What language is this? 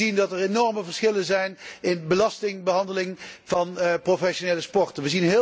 Dutch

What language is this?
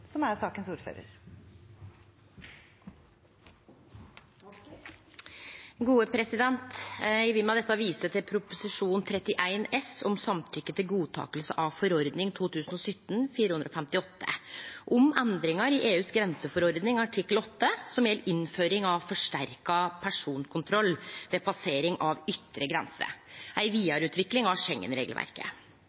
Norwegian Nynorsk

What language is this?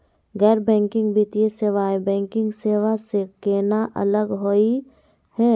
Magahi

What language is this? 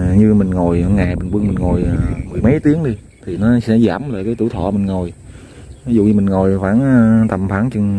Vietnamese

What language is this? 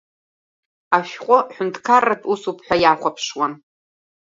Abkhazian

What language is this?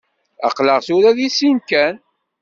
Kabyle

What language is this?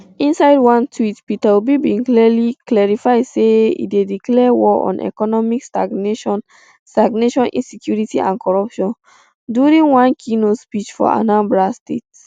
Nigerian Pidgin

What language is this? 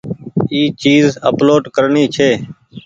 Goaria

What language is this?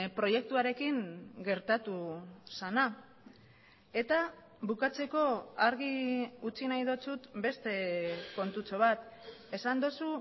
Basque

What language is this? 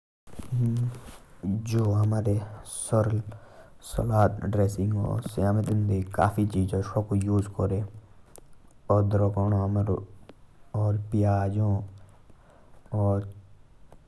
Jaunsari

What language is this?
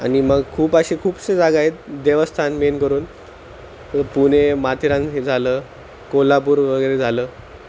Marathi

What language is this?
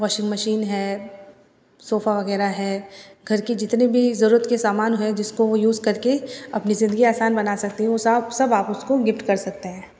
Hindi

